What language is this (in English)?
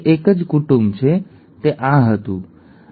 Gujarati